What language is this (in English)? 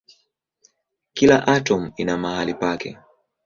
Swahili